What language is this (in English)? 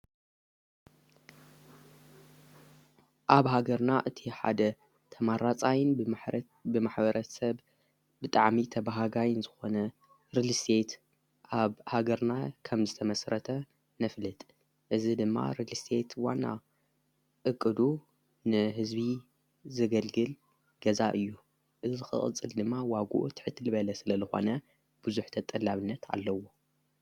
Tigrinya